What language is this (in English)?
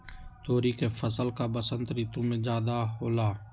Magahi